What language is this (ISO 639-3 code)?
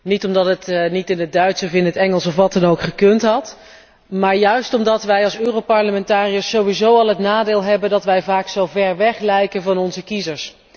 nld